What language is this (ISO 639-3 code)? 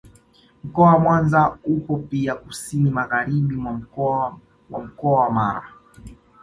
swa